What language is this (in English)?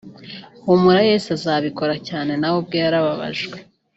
Kinyarwanda